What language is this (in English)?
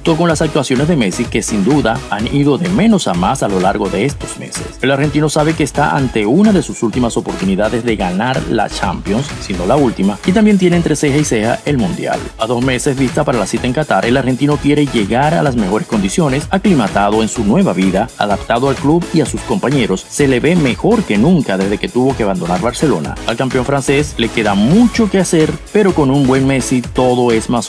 Spanish